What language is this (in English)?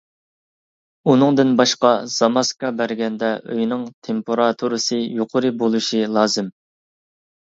Uyghur